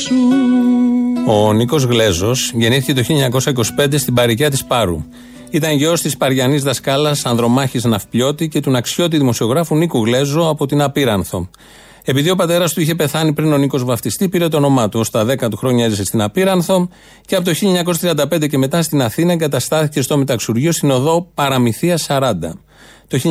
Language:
Greek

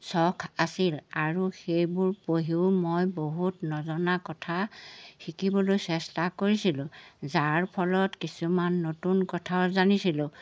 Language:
Assamese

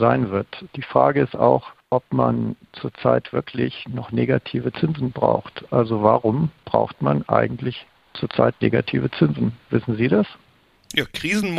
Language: German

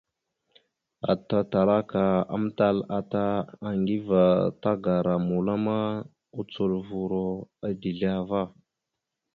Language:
Mada (Cameroon)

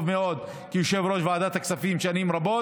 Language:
Hebrew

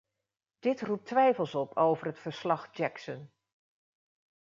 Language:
Dutch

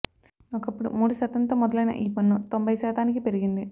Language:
Telugu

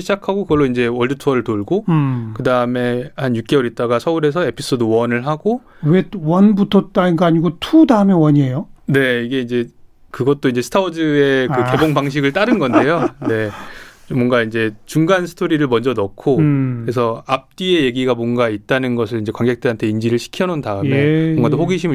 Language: Korean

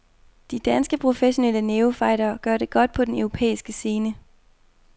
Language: Danish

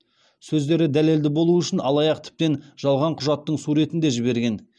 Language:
Kazakh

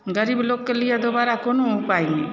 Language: Maithili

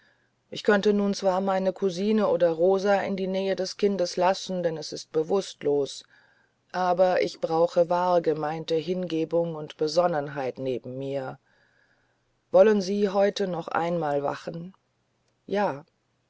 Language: German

